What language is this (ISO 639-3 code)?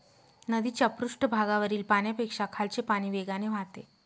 mar